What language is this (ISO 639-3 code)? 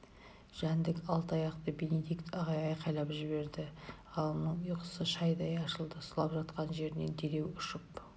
kaz